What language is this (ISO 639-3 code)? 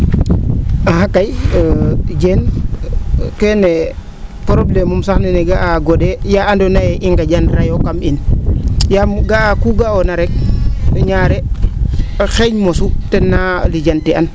srr